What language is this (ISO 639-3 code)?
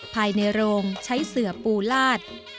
tha